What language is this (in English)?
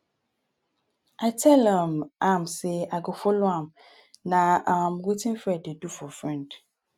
Nigerian Pidgin